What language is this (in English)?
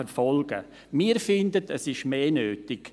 Swiss German